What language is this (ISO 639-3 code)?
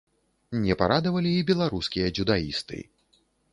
bel